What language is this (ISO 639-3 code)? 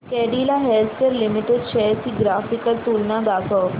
mar